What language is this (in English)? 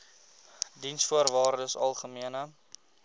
Afrikaans